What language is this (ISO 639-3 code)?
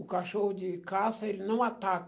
por